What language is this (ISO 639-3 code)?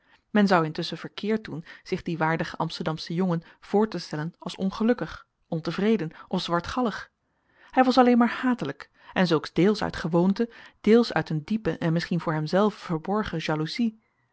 nld